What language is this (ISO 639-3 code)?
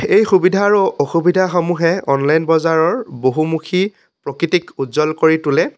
asm